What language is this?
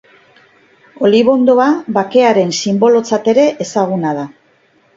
Basque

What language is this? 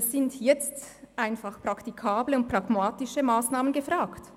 Swiss German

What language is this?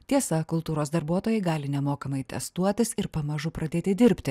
Lithuanian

